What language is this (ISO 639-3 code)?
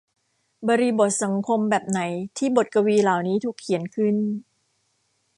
tha